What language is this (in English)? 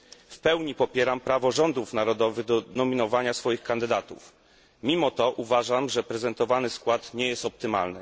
Polish